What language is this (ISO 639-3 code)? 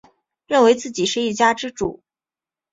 zho